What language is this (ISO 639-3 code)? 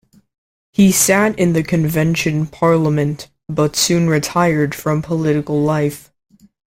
eng